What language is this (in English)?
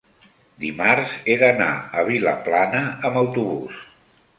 Catalan